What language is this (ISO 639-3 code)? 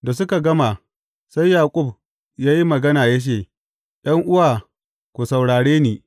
hau